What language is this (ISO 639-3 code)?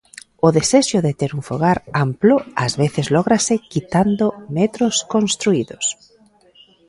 glg